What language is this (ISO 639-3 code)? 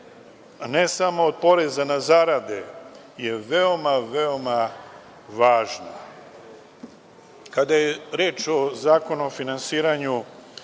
srp